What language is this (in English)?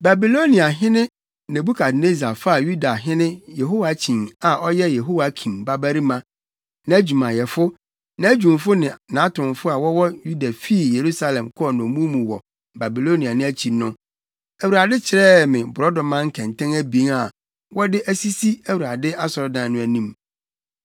Akan